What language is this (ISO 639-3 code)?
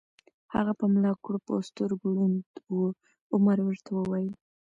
pus